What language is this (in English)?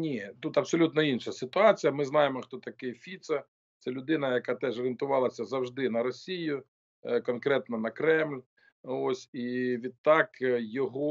Ukrainian